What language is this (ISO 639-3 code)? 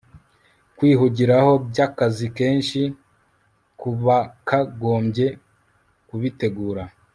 kin